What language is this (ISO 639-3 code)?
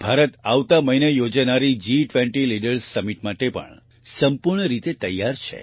guj